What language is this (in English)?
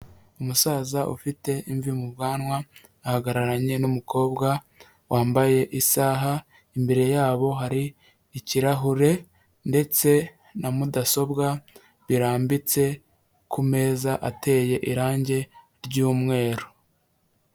Kinyarwanda